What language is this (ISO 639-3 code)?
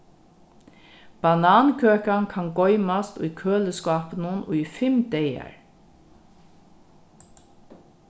fao